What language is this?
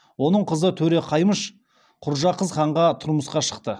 Kazakh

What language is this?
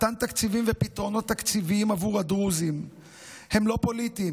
Hebrew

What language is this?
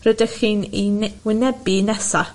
Welsh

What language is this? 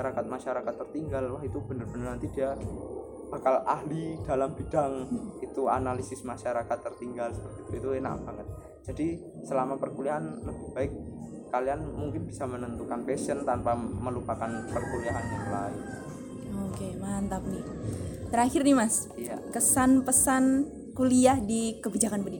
Indonesian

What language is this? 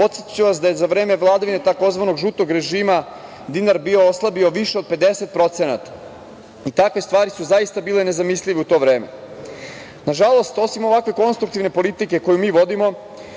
Serbian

